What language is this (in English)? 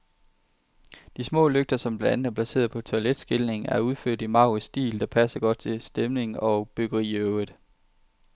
Danish